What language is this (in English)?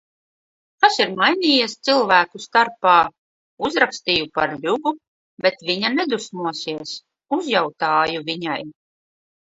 Latvian